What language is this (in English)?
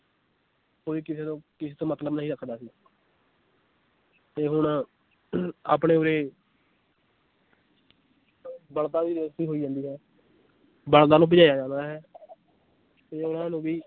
Punjabi